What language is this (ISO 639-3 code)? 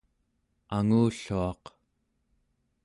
esu